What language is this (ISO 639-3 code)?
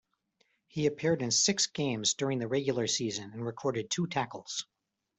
eng